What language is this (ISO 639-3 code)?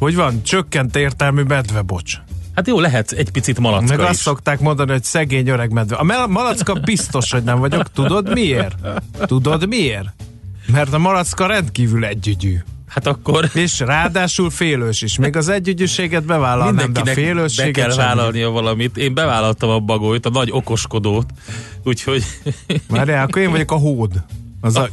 hun